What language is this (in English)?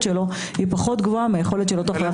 Hebrew